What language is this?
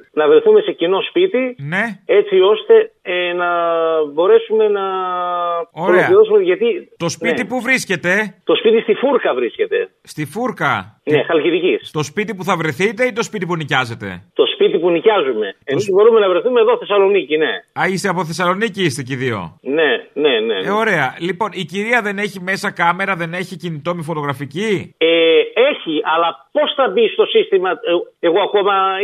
Greek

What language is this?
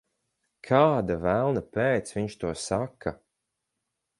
Latvian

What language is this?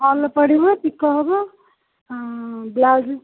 Odia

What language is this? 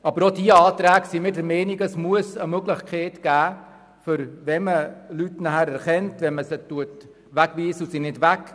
Swiss German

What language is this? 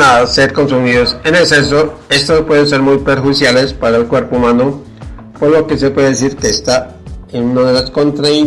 Spanish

